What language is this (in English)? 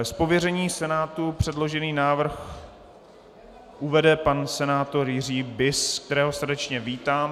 Czech